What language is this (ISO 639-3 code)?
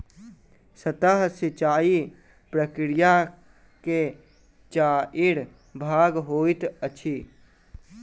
mai